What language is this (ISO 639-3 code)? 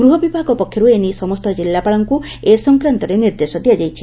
ori